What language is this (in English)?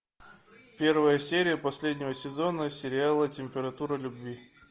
Russian